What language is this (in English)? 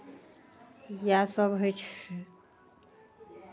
Maithili